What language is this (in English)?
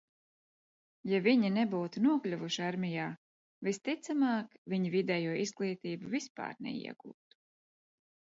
Latvian